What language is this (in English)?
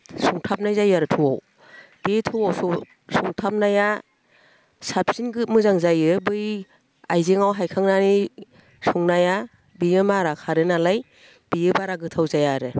Bodo